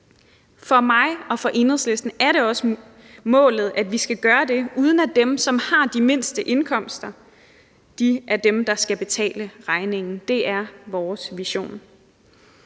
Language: Danish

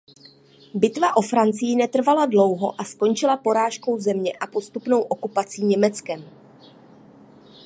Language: Czech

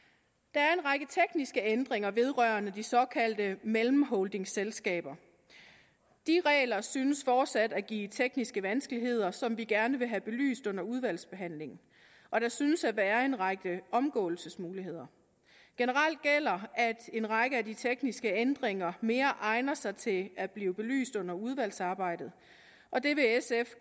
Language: Danish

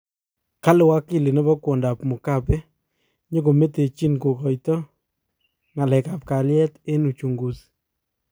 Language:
Kalenjin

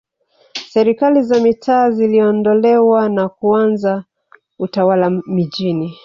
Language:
Swahili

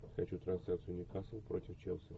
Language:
Russian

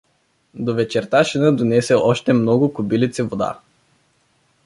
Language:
Bulgarian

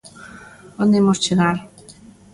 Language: Galician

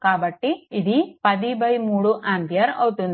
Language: Telugu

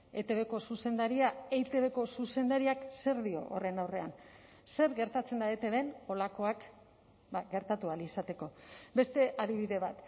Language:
Basque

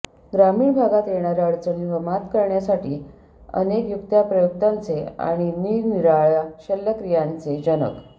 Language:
Marathi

